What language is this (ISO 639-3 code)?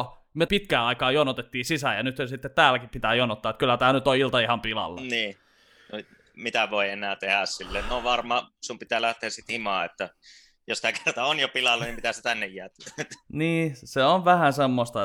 fin